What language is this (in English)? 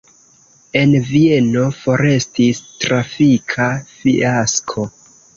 Esperanto